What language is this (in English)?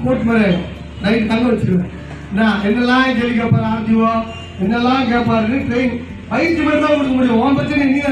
Tamil